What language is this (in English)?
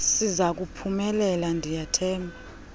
Xhosa